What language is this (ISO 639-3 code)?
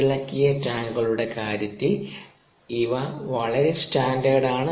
mal